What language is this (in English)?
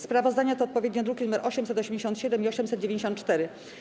Polish